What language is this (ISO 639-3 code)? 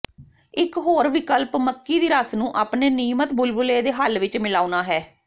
pan